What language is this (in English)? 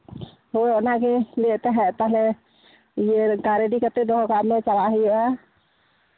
Santali